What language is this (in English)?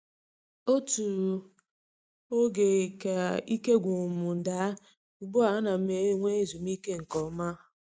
Igbo